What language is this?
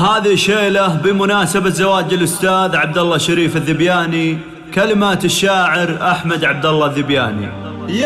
Arabic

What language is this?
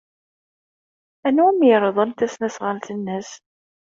Kabyle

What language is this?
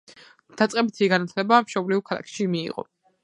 Georgian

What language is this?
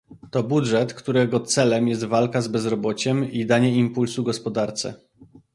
Polish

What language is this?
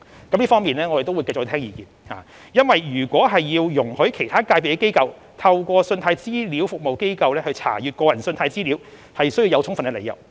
Cantonese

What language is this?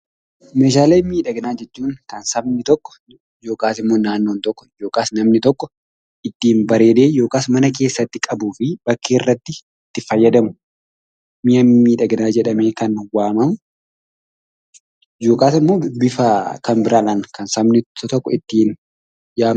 Oromo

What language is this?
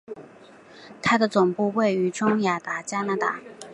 Chinese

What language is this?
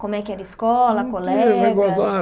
Portuguese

